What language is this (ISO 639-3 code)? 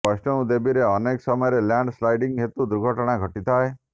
ori